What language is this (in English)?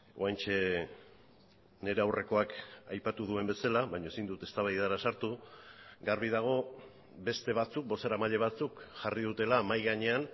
Basque